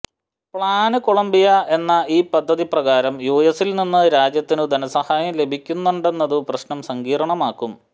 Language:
Malayalam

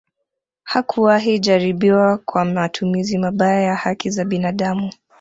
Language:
Swahili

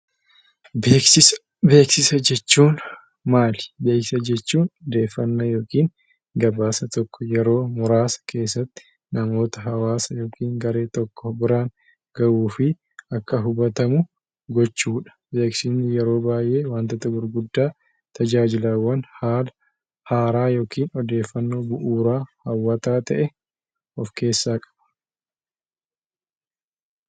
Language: Oromo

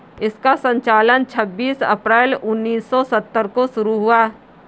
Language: Hindi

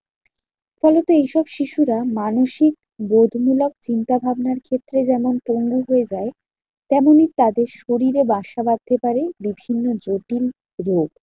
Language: Bangla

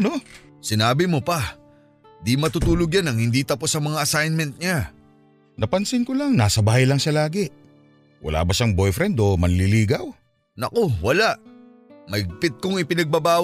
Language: Filipino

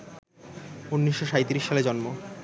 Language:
Bangla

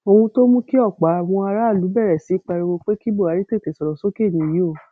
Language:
Yoruba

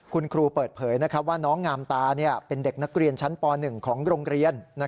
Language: Thai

